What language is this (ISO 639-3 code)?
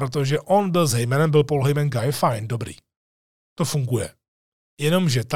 ces